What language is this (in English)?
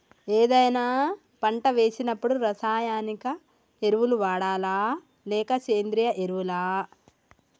Telugu